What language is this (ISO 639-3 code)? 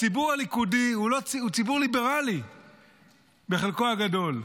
heb